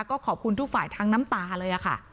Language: Thai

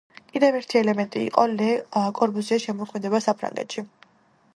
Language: Georgian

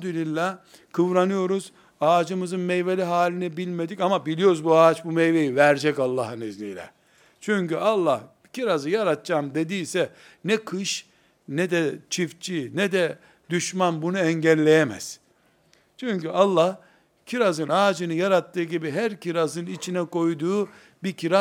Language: Turkish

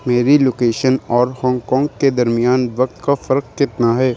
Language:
Urdu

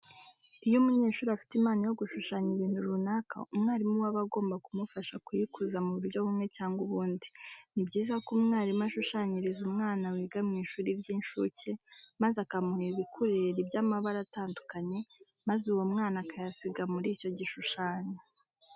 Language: Kinyarwanda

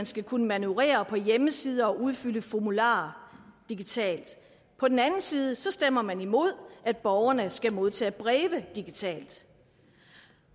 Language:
Danish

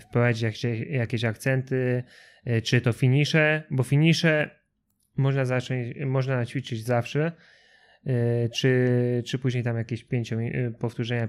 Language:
Polish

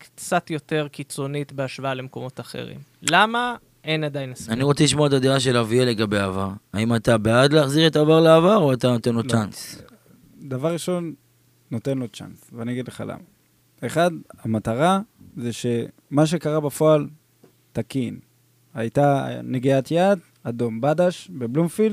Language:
Hebrew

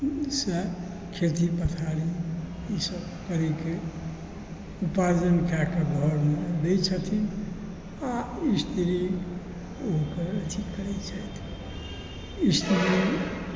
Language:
Maithili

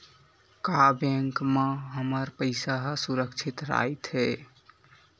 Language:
Chhattisgarhi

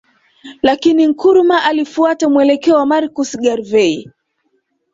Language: Swahili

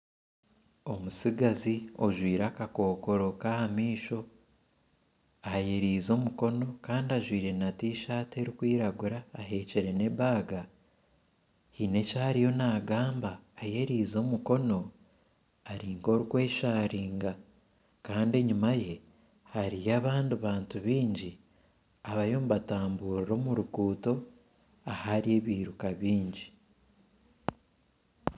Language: Nyankole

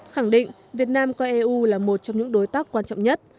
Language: Vietnamese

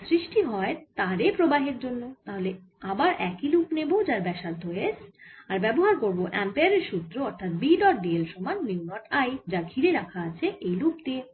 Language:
Bangla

